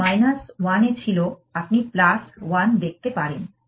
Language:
Bangla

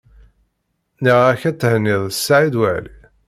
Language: Kabyle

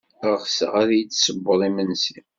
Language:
Kabyle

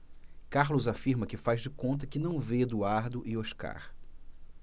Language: Portuguese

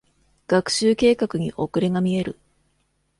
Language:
Japanese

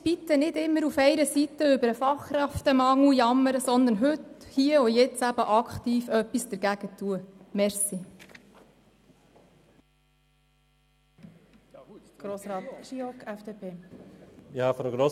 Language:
Swiss German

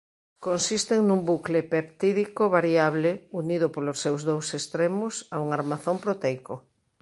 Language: Galician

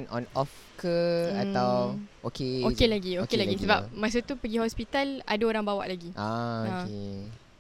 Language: Malay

